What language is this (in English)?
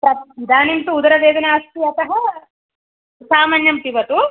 Sanskrit